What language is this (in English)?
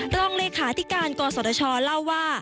Thai